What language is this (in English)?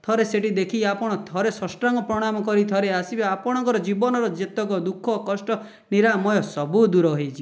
Odia